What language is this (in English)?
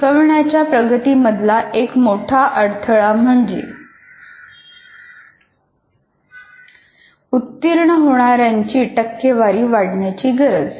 Marathi